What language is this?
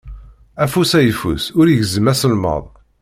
Kabyle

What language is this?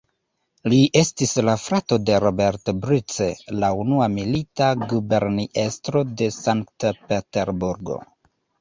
Esperanto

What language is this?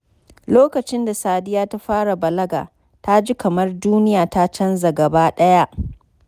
Hausa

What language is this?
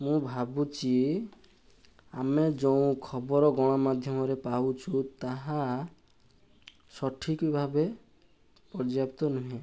Odia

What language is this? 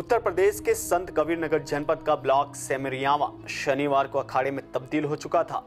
Hindi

